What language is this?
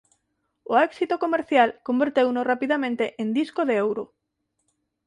Galician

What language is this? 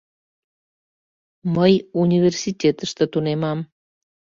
Mari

